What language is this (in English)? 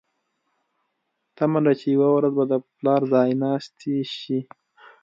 Pashto